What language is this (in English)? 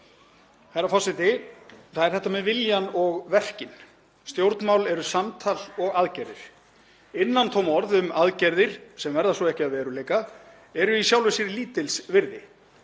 Icelandic